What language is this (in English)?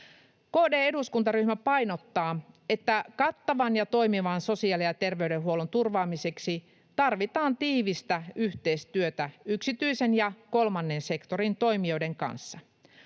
Finnish